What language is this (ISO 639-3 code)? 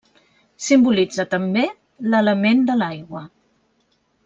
cat